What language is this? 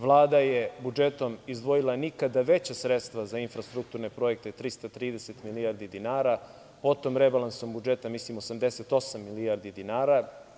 Serbian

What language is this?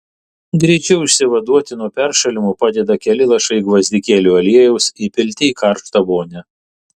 Lithuanian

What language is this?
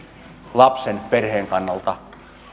Finnish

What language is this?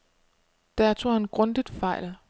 Danish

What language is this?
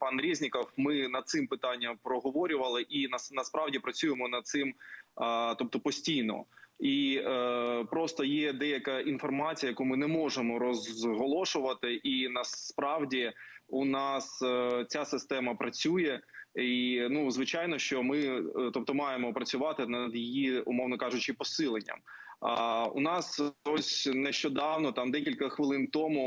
Ukrainian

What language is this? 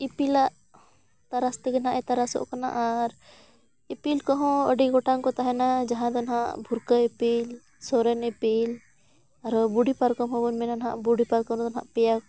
Santali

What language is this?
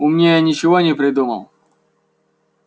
Russian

